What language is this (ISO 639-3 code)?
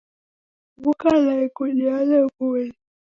dav